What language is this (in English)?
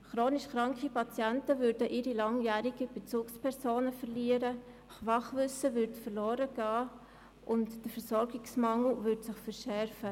Swiss German